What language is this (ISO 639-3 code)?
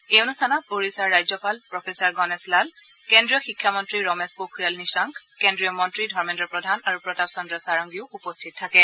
asm